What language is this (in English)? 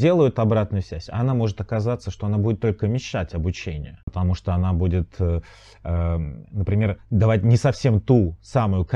Russian